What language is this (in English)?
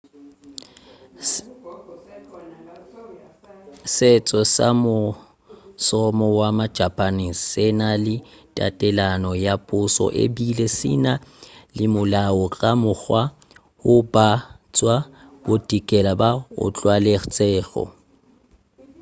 Northern Sotho